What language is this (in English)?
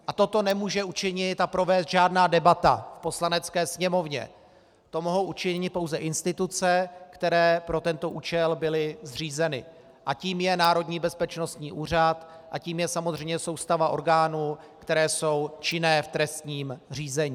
Czech